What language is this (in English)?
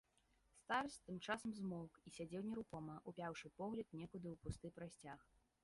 Belarusian